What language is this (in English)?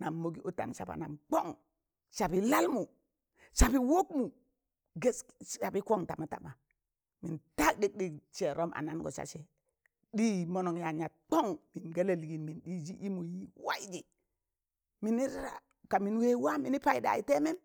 Tangale